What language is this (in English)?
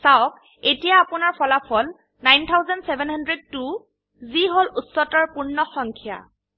Assamese